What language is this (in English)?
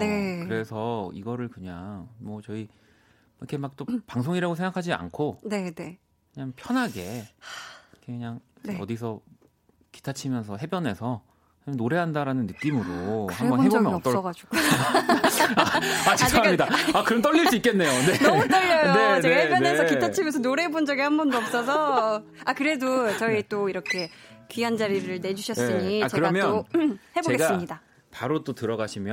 Korean